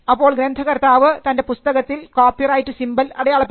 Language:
Malayalam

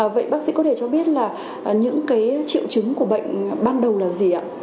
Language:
Vietnamese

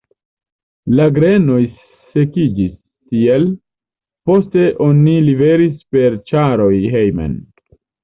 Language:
Esperanto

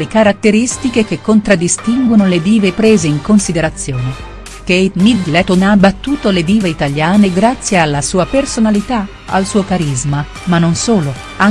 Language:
Italian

